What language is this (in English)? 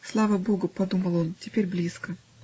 Russian